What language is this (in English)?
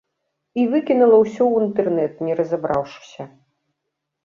Belarusian